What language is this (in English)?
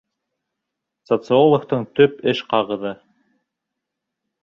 Bashkir